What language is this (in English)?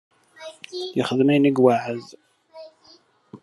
Kabyle